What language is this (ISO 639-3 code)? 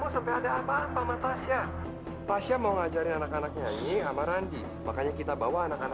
ind